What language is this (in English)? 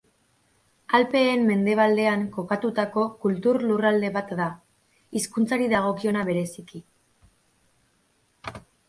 Basque